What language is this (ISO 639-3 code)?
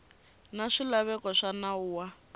tso